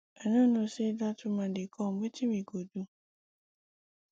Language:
Nigerian Pidgin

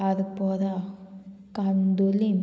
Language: Konkani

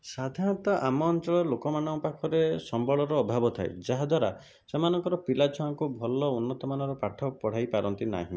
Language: Odia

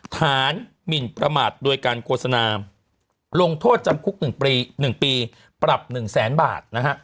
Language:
Thai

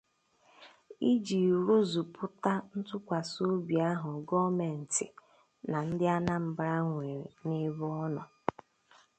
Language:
Igbo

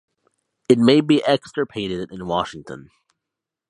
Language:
English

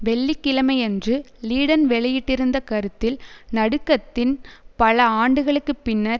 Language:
Tamil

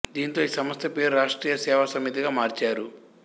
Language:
Telugu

